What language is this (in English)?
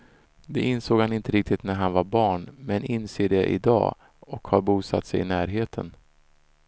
Swedish